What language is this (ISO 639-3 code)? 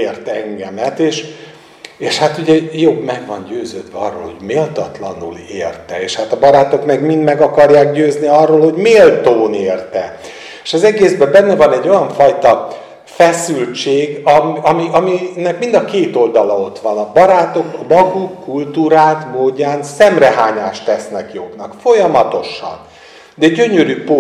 hun